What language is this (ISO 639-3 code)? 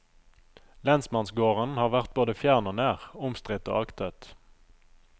nor